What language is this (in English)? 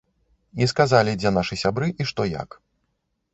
Belarusian